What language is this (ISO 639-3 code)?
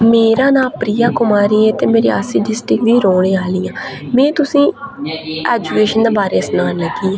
doi